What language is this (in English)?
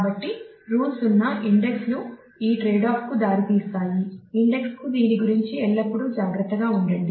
Telugu